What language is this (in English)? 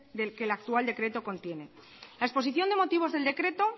Spanish